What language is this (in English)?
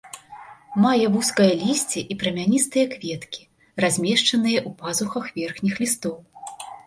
Belarusian